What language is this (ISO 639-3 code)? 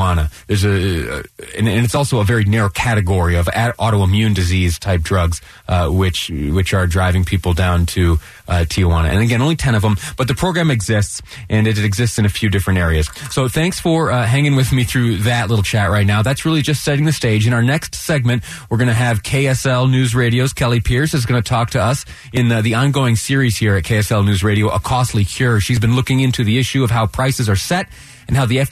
eng